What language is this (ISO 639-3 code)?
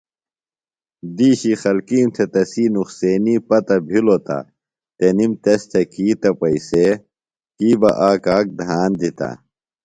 phl